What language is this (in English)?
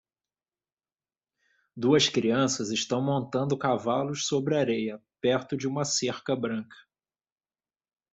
Portuguese